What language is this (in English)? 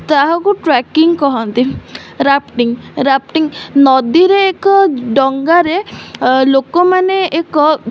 Odia